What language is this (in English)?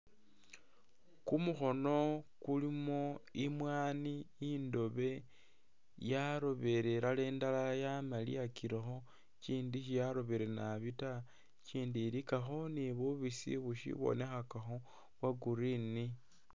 Masaaba